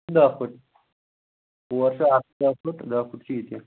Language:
Kashmiri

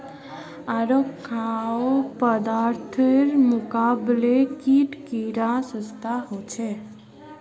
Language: Magahi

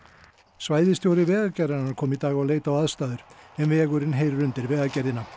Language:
Icelandic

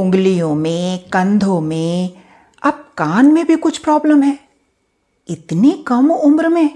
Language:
Hindi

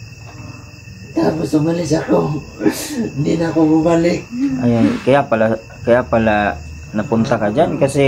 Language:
Filipino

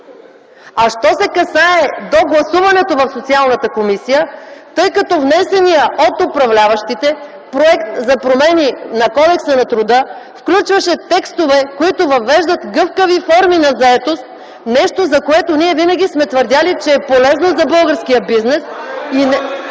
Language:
Bulgarian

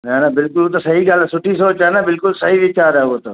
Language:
Sindhi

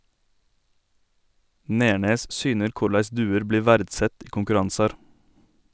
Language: Norwegian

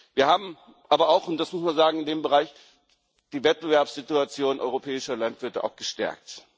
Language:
German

